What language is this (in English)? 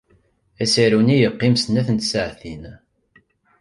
Kabyle